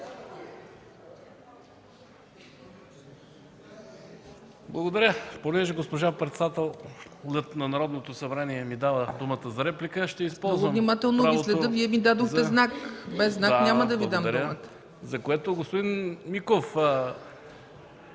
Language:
Bulgarian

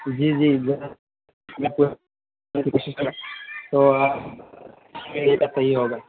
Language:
Urdu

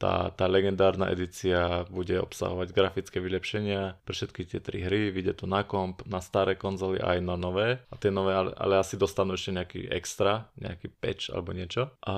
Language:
Slovak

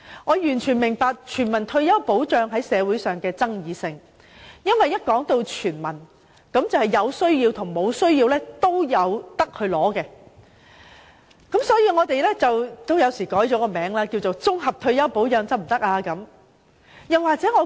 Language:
Cantonese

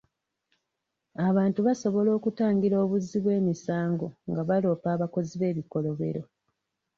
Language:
Ganda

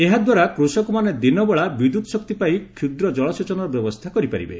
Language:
Odia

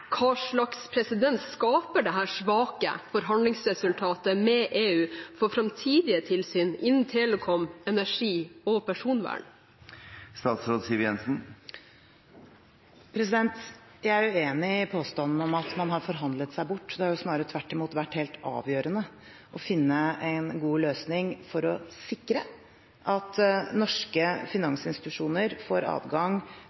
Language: Norwegian Bokmål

